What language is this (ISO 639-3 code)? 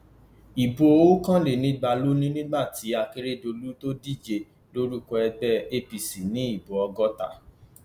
yor